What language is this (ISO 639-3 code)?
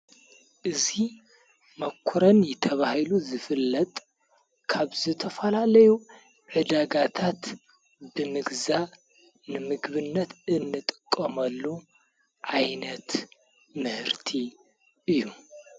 tir